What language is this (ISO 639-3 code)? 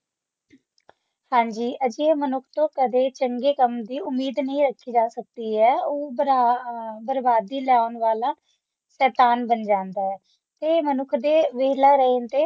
pan